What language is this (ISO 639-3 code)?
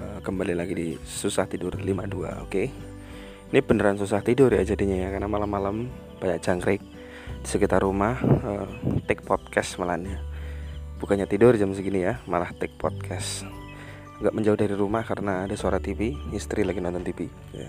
ind